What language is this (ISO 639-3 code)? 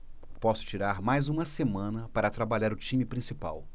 por